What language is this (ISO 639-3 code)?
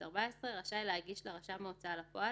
heb